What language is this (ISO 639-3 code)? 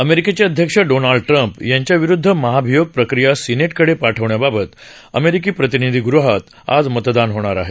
mar